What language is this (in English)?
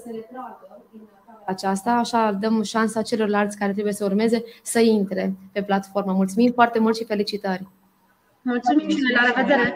Romanian